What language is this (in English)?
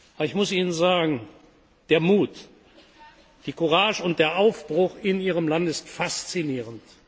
German